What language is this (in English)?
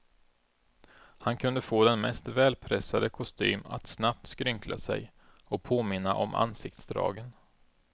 Swedish